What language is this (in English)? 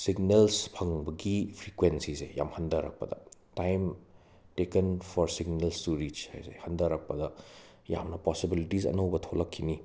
Manipuri